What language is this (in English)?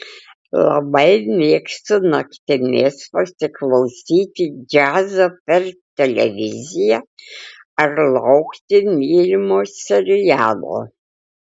Lithuanian